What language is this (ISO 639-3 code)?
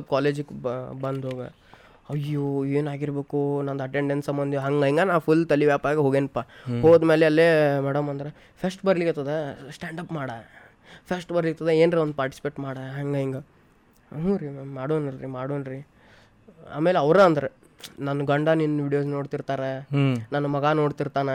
kan